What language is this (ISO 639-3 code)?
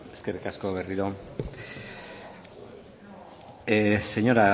eus